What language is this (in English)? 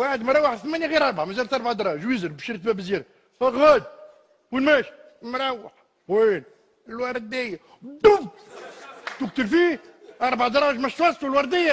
Arabic